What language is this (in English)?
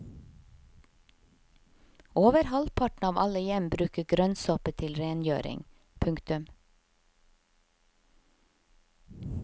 Norwegian